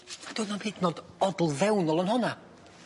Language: Welsh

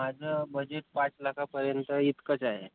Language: Marathi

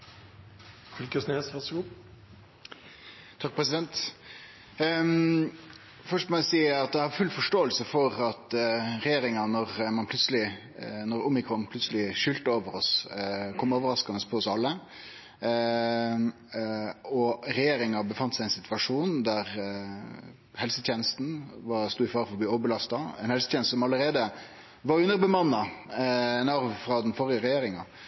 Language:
Norwegian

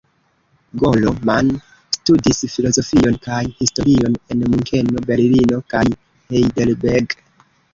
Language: Esperanto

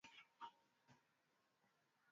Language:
Swahili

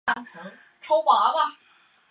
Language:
Chinese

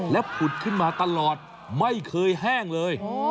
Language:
Thai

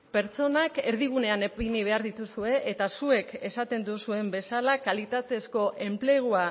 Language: Basque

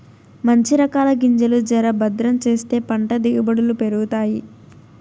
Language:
Telugu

